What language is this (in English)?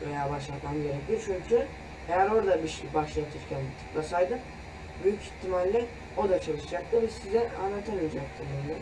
Turkish